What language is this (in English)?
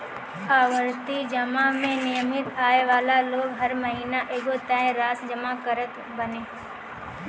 Bhojpuri